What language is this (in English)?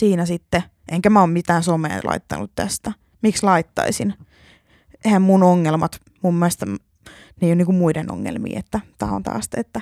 Finnish